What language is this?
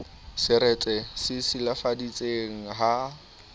Southern Sotho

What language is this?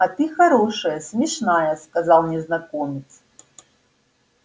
Russian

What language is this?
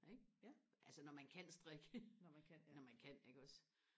Danish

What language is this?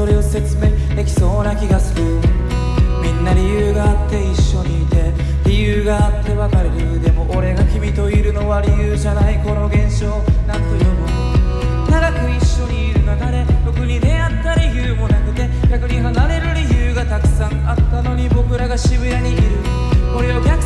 Japanese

